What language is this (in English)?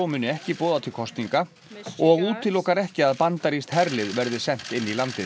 Icelandic